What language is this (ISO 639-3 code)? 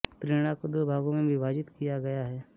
hin